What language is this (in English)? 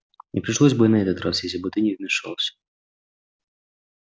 Russian